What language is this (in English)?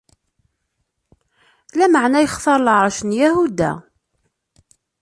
Kabyle